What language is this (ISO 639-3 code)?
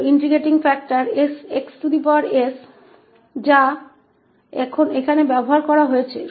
hin